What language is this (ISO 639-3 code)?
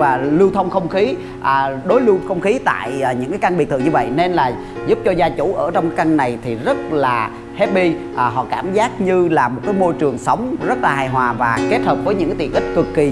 vie